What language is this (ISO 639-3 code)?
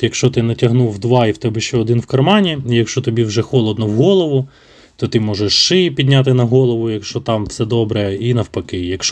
ukr